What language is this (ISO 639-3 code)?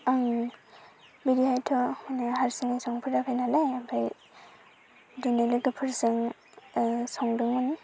brx